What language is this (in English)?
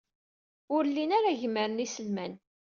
Kabyle